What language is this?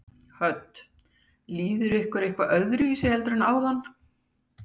Icelandic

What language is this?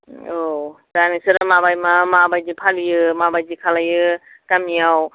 Bodo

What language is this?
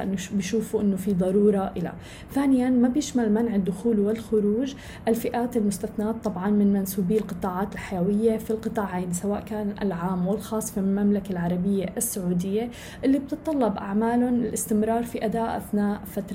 Arabic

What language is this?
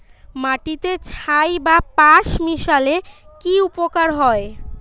Bangla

